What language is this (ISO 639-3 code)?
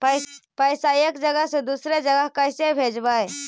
mag